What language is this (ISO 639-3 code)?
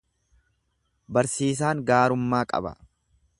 orm